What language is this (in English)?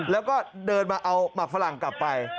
Thai